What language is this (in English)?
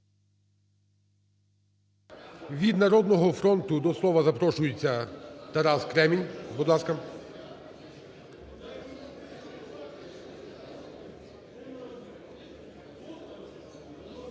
Ukrainian